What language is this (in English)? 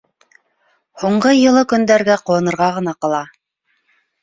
Bashkir